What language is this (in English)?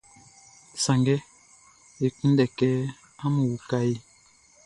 Baoulé